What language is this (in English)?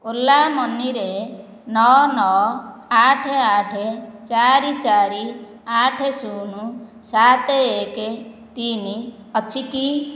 Odia